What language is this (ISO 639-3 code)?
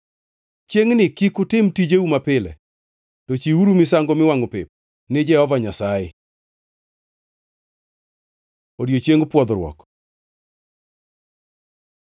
luo